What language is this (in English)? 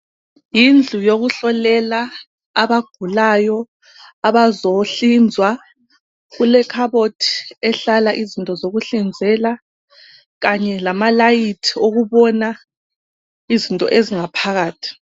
North Ndebele